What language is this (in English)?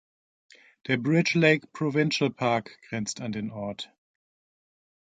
German